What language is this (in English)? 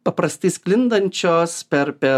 Lithuanian